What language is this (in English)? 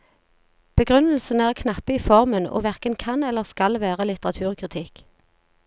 Norwegian